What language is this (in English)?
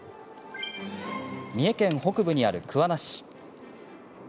Japanese